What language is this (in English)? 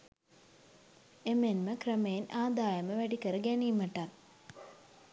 Sinhala